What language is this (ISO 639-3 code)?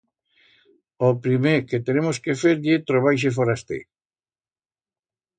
arg